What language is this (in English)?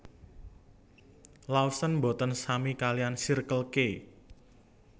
Javanese